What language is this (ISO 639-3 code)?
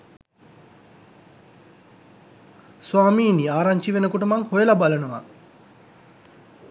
sin